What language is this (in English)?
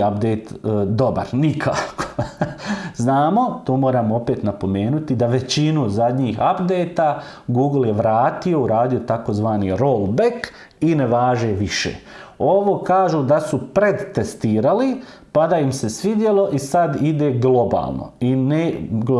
Serbian